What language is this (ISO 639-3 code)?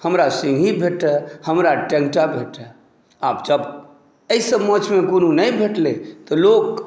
mai